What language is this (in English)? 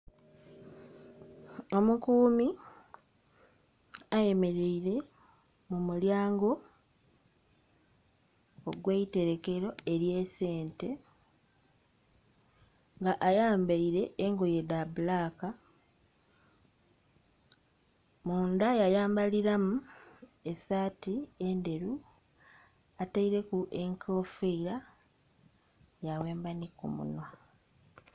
Soga